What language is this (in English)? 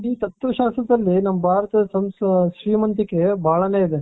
Kannada